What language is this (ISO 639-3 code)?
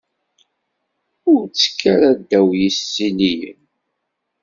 kab